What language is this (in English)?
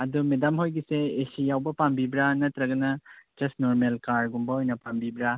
Manipuri